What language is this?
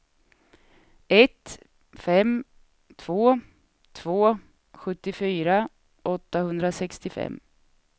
Swedish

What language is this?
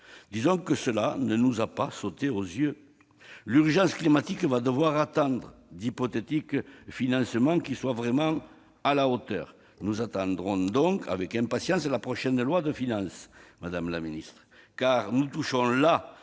French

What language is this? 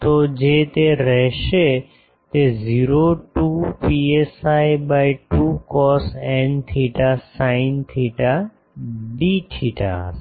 Gujarati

